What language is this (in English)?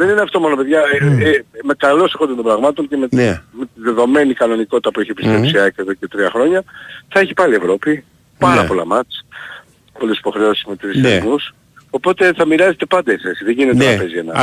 Greek